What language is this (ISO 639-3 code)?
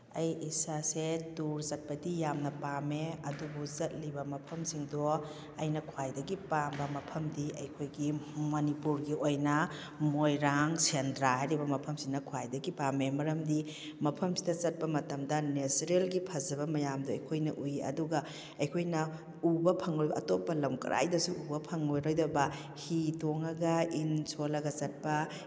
mni